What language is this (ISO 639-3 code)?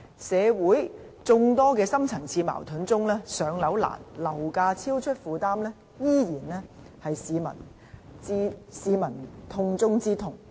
yue